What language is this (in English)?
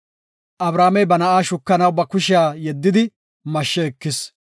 Gofa